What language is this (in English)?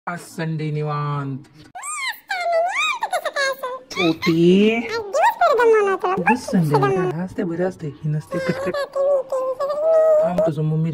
Thai